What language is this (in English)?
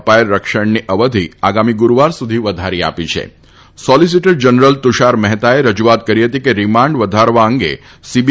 Gujarati